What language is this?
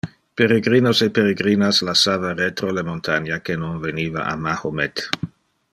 Interlingua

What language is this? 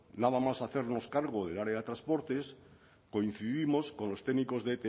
Spanish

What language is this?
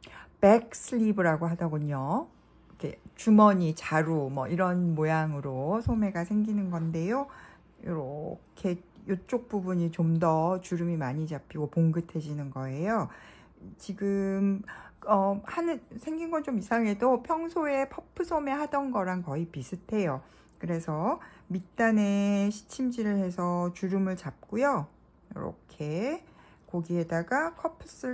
Korean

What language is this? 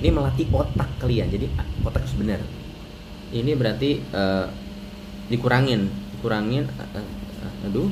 Indonesian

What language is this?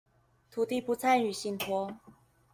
Chinese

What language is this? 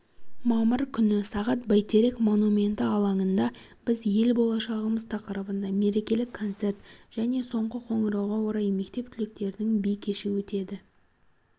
Kazakh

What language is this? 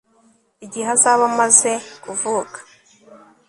Kinyarwanda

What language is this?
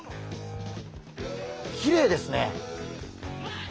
Japanese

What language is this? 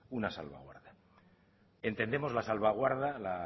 Spanish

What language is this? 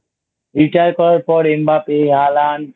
Bangla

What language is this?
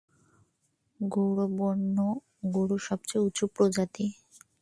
Bangla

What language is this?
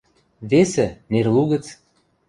Western Mari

